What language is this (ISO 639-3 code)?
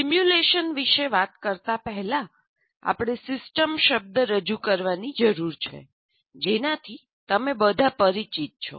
guj